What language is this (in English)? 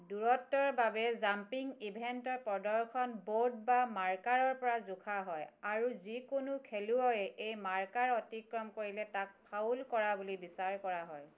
Assamese